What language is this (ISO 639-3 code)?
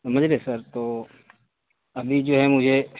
urd